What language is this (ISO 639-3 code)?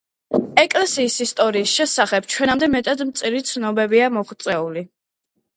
kat